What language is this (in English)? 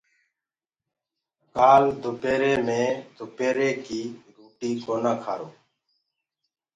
Gurgula